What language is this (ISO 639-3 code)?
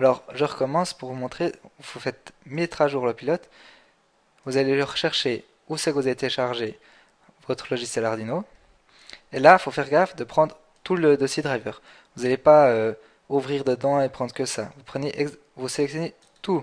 fra